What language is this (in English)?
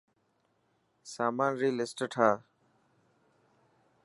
Dhatki